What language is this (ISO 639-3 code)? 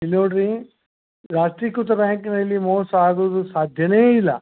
kan